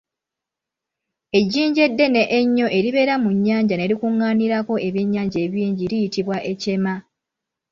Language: Ganda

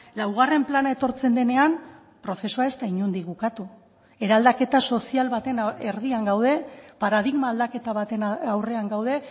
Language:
Basque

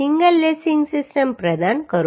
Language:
Gujarati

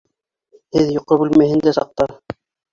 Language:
Bashkir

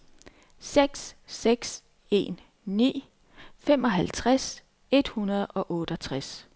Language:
Danish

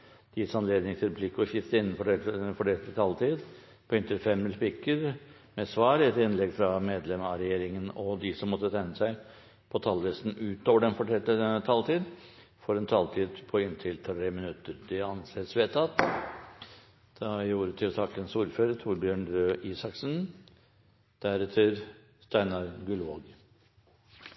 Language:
Norwegian Bokmål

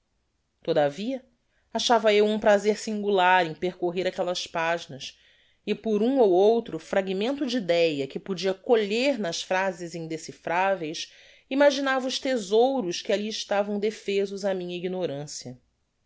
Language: Portuguese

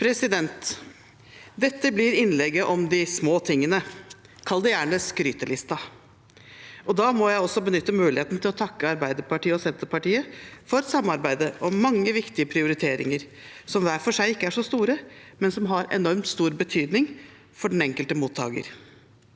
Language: Norwegian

